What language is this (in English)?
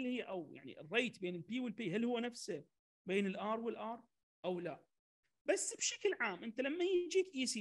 Arabic